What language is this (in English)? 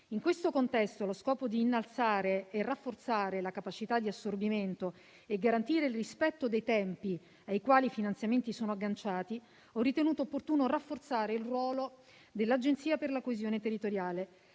Italian